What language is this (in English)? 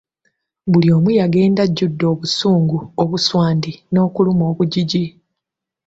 Ganda